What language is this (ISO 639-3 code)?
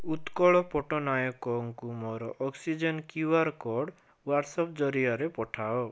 ori